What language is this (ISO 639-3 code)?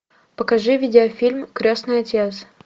rus